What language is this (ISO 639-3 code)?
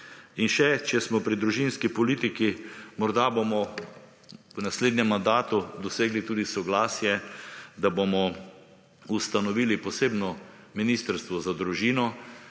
slv